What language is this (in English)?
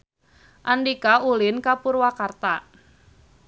Sundanese